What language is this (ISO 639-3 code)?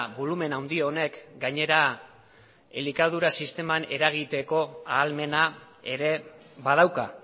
eus